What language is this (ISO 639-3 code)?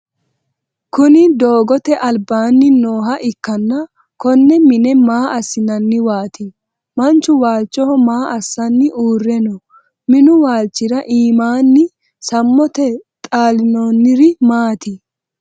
sid